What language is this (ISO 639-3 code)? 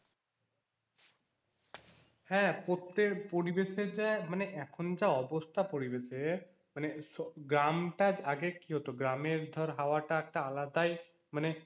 ben